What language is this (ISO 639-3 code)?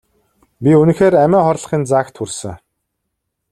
mon